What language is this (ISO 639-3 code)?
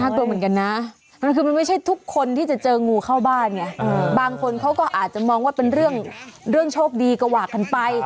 tha